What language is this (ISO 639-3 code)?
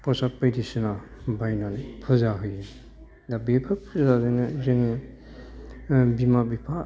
brx